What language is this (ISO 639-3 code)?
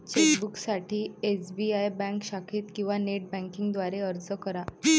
mar